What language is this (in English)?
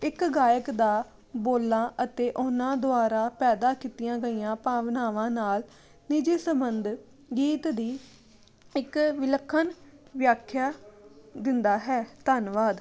Punjabi